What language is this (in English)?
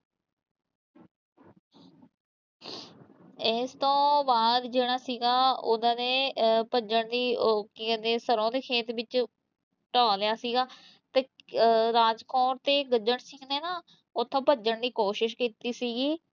Punjabi